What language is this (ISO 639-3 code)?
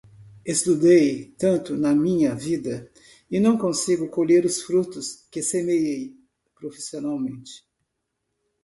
por